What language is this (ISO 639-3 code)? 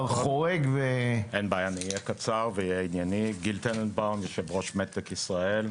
heb